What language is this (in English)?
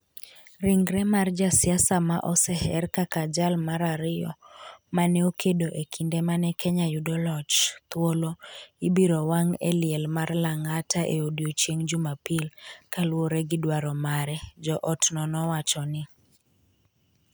Luo (Kenya and Tanzania)